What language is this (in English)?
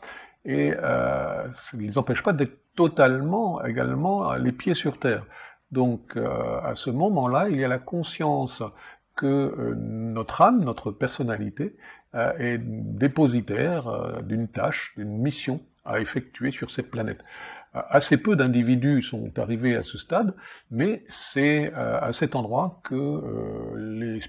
French